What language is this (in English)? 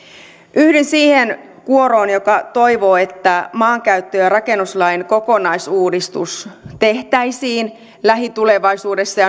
Finnish